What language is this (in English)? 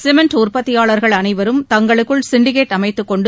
Tamil